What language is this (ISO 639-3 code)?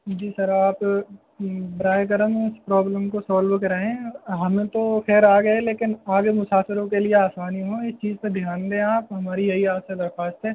urd